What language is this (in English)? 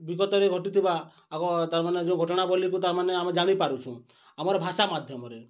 Odia